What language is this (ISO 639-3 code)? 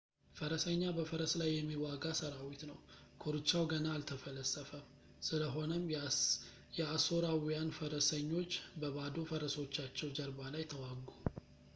amh